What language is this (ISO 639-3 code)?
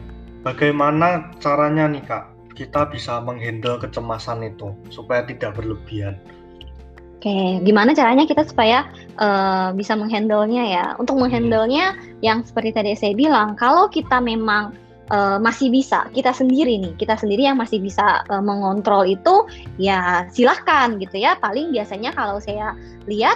ind